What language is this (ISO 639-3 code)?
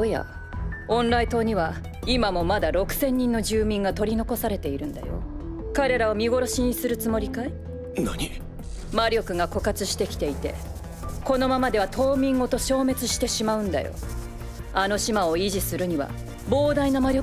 jpn